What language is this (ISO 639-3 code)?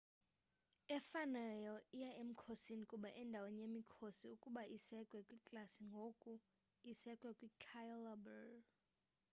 xho